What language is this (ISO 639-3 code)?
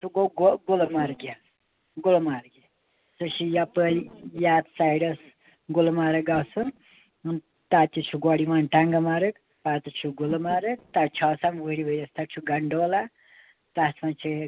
kas